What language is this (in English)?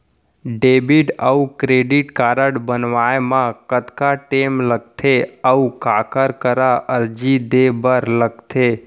Chhattisgarhi